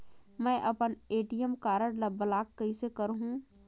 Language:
Chhattisgarhi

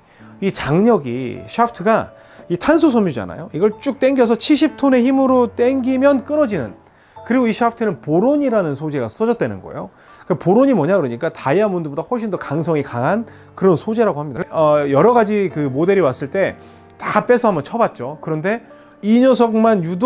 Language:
Korean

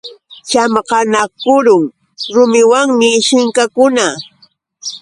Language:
Yauyos Quechua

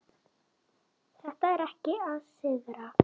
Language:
Icelandic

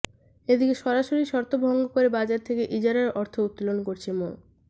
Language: Bangla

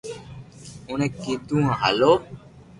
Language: Loarki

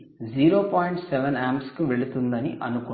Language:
Telugu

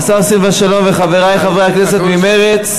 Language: Hebrew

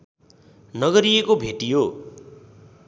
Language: Nepali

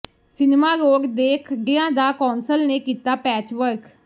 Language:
Punjabi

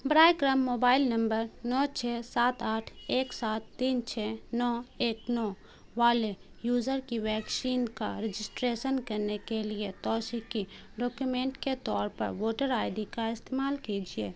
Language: Urdu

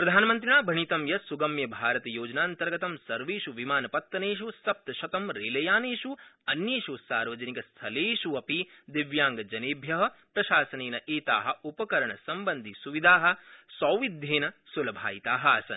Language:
Sanskrit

